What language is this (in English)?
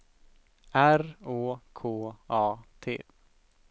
Swedish